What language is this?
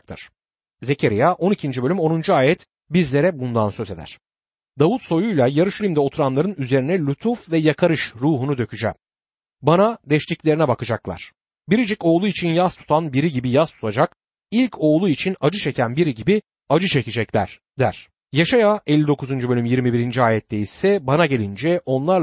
Turkish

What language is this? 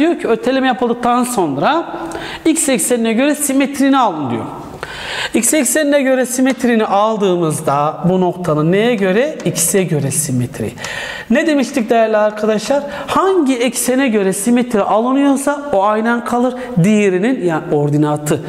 Turkish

